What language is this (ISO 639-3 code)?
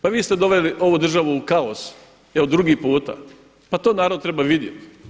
hrv